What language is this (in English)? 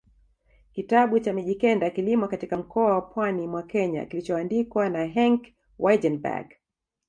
Swahili